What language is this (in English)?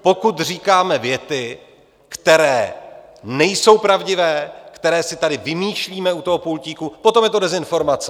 Czech